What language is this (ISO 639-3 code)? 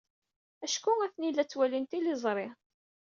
kab